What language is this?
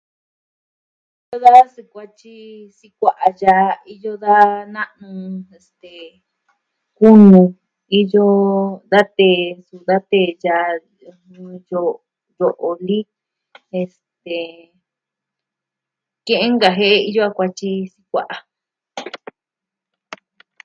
Southwestern Tlaxiaco Mixtec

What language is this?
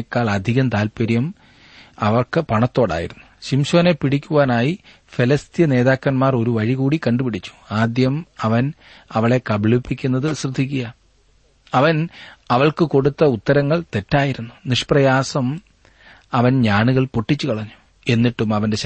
Malayalam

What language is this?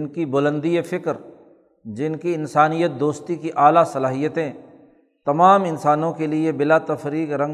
Urdu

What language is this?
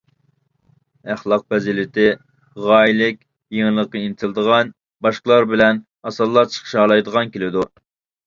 Uyghur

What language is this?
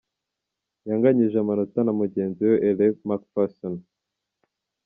Kinyarwanda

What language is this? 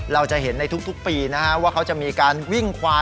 Thai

